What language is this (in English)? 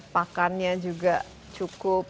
Indonesian